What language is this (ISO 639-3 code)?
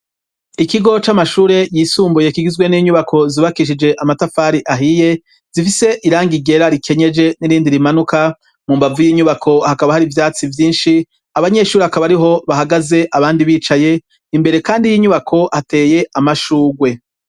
run